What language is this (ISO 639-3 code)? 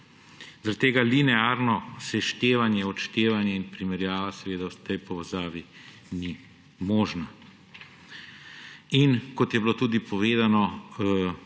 slv